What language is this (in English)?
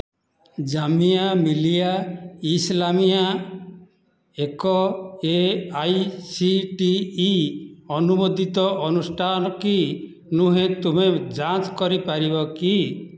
Odia